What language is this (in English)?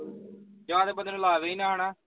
Punjabi